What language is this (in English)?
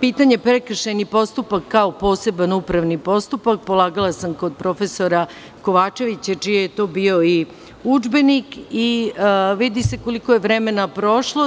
Serbian